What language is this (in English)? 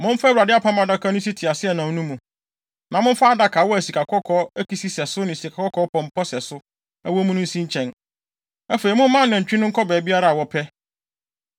Akan